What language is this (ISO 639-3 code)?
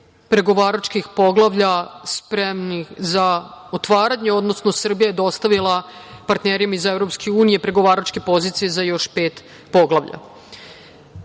srp